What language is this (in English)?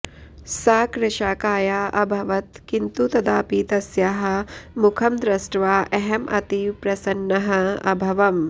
Sanskrit